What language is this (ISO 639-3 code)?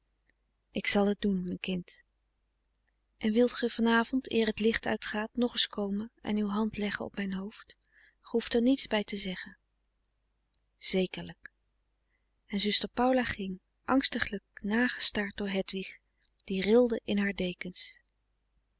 nld